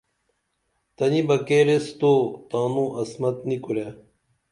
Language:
Dameli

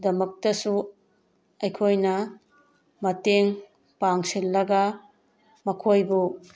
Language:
Manipuri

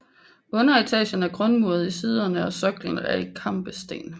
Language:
Danish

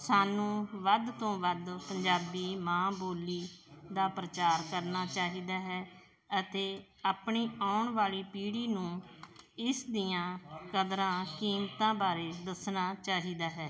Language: Punjabi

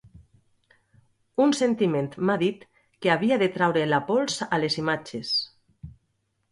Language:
Catalan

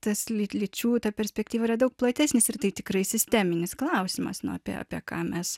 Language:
Lithuanian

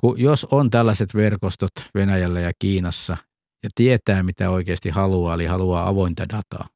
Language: Finnish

